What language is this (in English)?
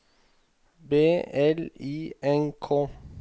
Norwegian